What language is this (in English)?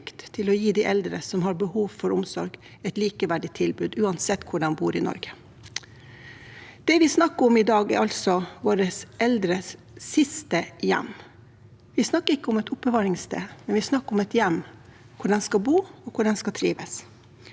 Norwegian